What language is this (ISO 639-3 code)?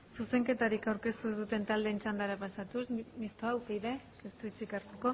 eus